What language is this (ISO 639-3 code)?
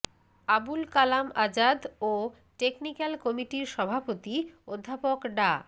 ben